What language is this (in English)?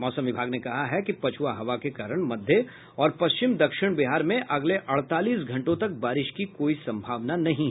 Hindi